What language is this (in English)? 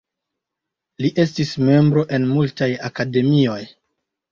Esperanto